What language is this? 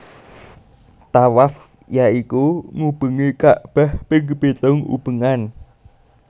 Javanese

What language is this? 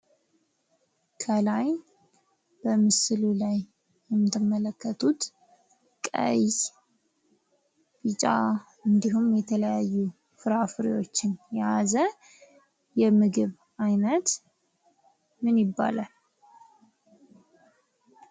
Amharic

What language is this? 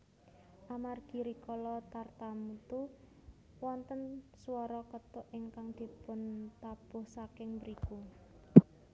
Javanese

